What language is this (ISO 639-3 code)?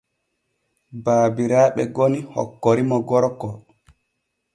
fue